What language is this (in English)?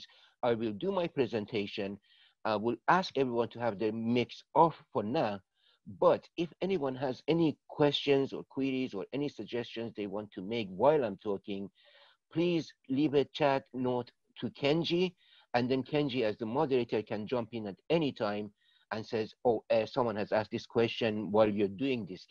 English